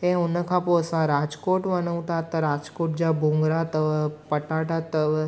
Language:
Sindhi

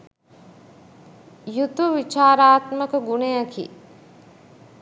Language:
Sinhala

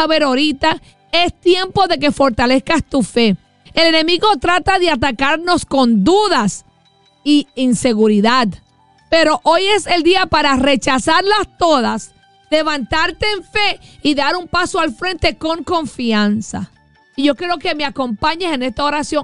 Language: Spanish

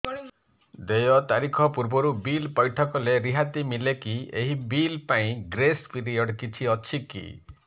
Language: Odia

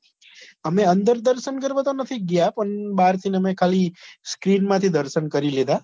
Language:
Gujarati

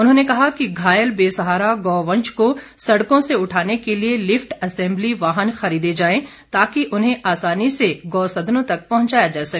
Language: Hindi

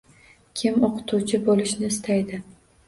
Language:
Uzbek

